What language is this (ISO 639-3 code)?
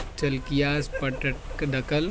urd